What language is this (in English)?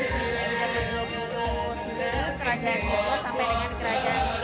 Indonesian